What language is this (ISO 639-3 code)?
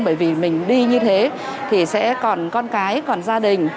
vie